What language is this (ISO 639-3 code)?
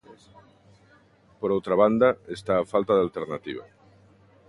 glg